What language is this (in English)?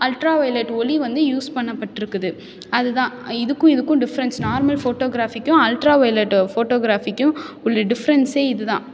Tamil